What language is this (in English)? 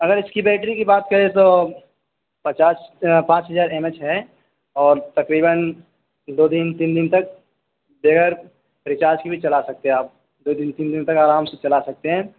Urdu